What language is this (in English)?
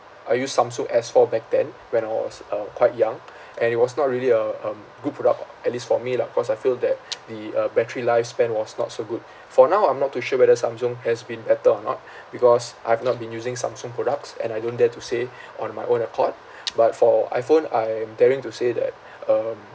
English